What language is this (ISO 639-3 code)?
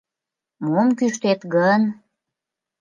chm